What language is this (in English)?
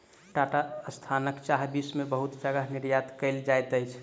Maithili